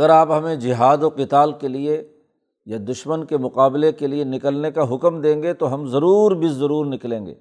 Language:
Urdu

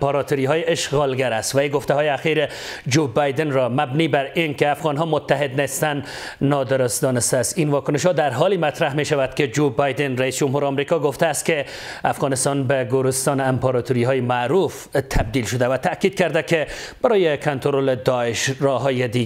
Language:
Persian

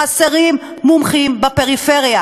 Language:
Hebrew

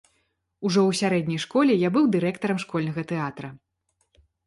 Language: Belarusian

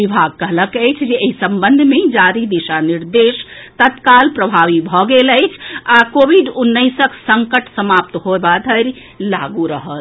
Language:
Maithili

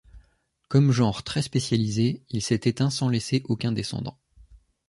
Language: French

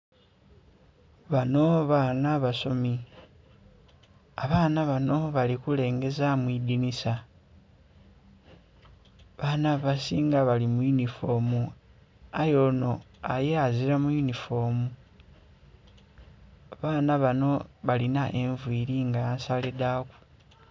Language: Soga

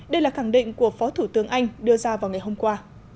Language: Vietnamese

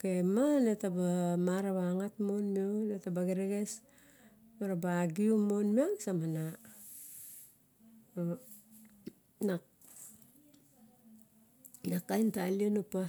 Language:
Barok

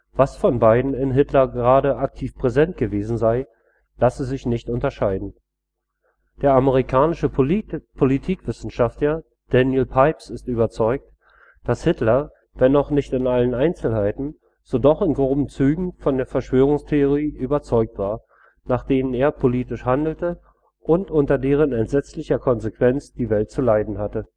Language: German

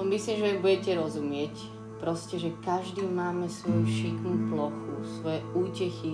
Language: Slovak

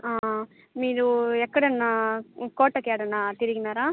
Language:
Telugu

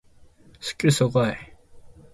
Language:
Japanese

